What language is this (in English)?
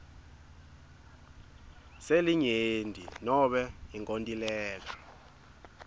Swati